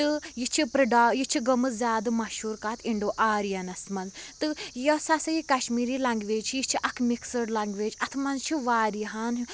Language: Kashmiri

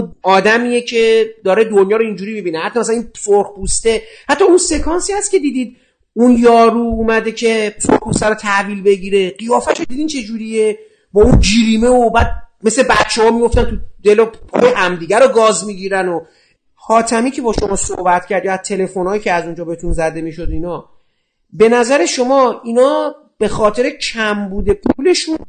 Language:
Persian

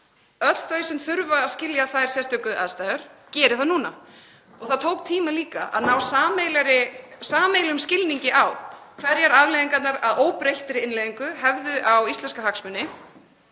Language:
Icelandic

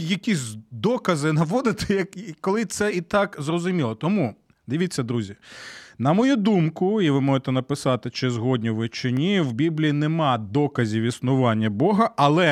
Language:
Ukrainian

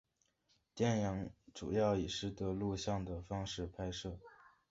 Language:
Chinese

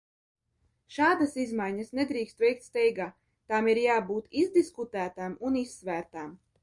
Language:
Latvian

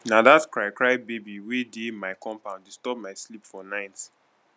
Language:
Nigerian Pidgin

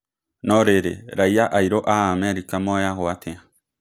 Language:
Kikuyu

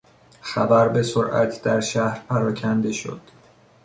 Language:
Persian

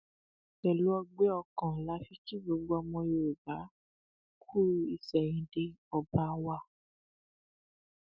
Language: Yoruba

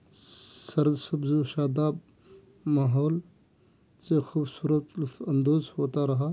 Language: Urdu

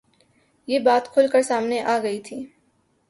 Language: Urdu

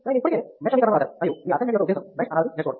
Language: Telugu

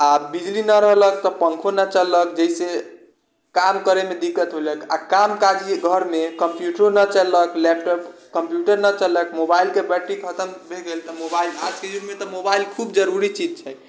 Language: Maithili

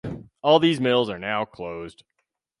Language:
English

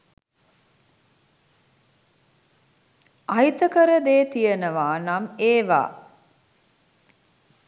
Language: Sinhala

